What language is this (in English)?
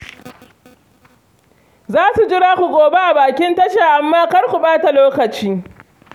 Hausa